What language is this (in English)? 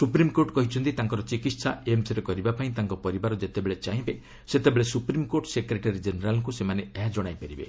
Odia